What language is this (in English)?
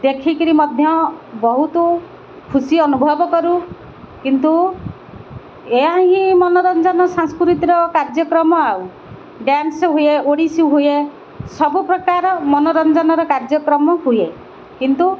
Odia